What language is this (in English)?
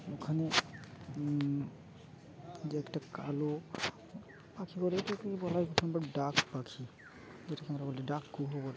Bangla